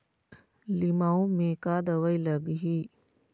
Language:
Chhattisgarhi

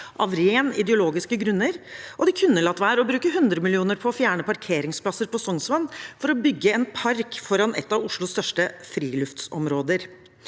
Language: Norwegian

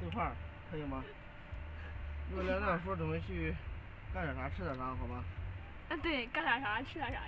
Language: Chinese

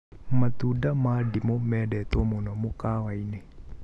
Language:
Kikuyu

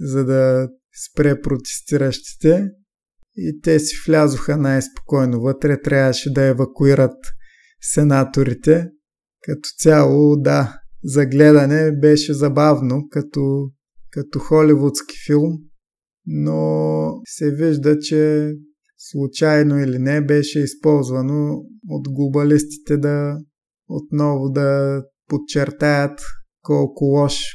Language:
Bulgarian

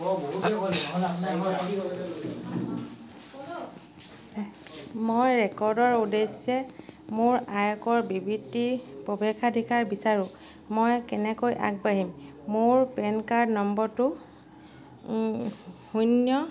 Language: Assamese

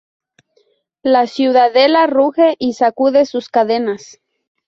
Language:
Spanish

